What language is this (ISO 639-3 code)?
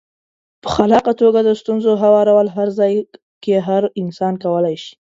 pus